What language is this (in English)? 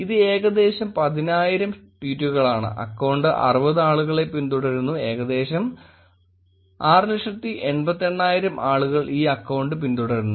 Malayalam